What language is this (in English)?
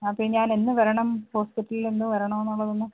Malayalam